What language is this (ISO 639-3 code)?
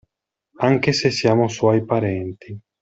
ita